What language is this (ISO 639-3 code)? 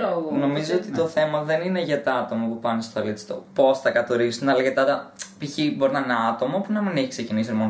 ell